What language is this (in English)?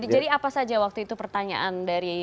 Indonesian